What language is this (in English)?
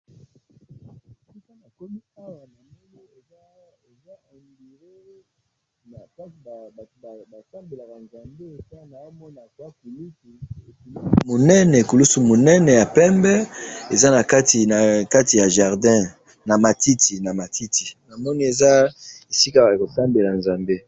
Lingala